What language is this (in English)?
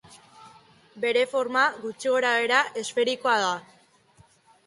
Basque